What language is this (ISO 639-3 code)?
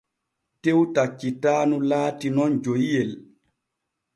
fue